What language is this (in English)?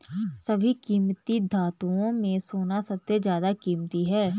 Hindi